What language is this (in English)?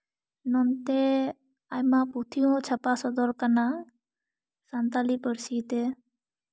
Santali